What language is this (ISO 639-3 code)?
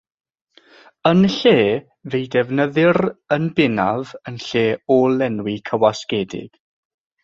cym